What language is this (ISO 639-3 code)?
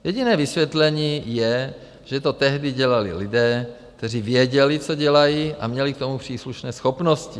ces